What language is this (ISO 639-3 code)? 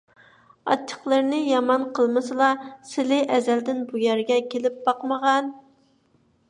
uig